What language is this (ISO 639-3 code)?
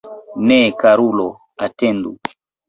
epo